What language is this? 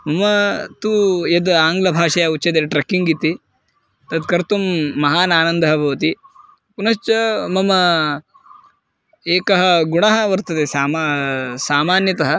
Sanskrit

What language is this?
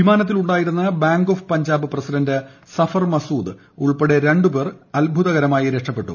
Malayalam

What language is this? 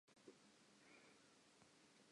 Southern Sotho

